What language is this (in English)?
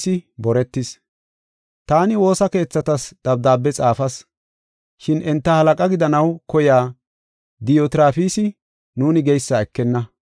Gofa